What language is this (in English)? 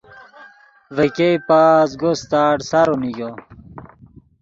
Yidgha